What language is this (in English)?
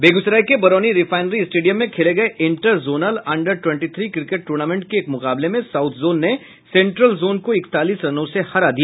Hindi